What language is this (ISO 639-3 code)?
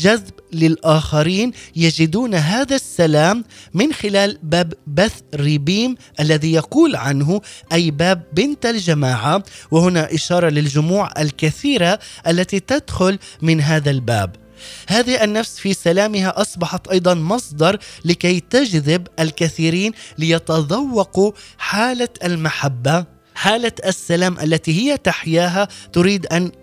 ara